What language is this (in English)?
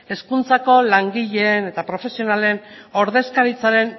Basque